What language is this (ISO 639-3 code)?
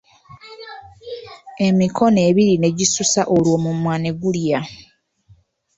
lug